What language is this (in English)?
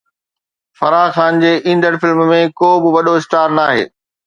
Sindhi